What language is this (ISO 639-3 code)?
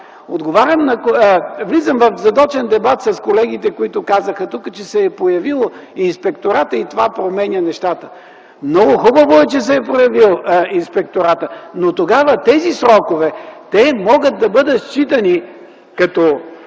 bul